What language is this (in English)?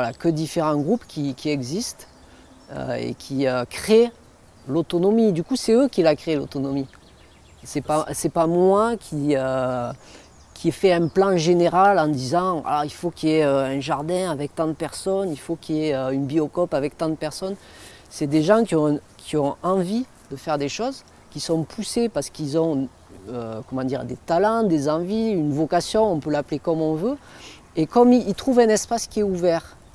French